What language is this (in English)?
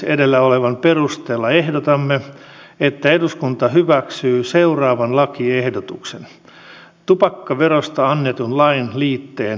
Finnish